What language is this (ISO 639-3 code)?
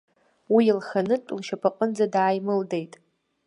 abk